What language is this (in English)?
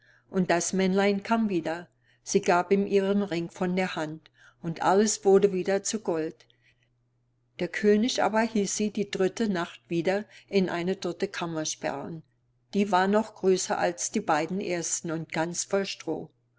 German